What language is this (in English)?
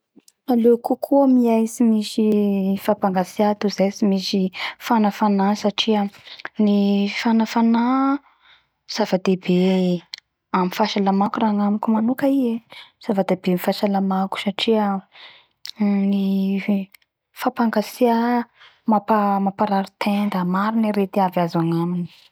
Bara Malagasy